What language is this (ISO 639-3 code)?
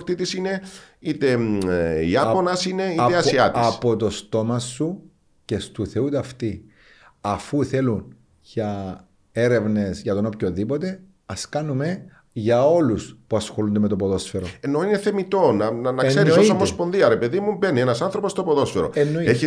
ell